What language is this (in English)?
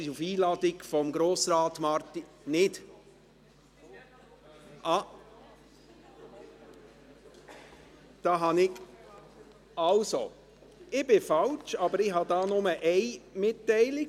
Swiss German